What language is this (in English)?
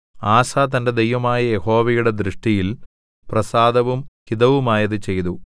Malayalam